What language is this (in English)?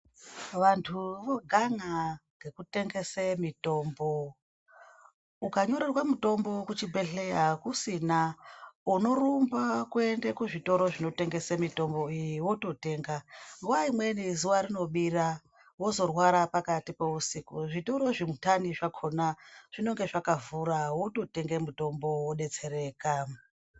Ndau